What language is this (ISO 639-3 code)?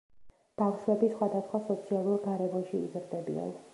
kat